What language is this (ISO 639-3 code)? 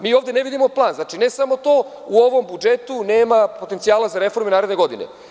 srp